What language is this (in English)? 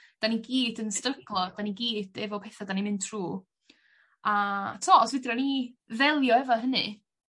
Welsh